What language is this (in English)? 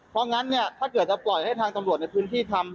Thai